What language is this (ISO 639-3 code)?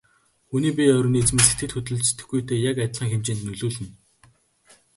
mon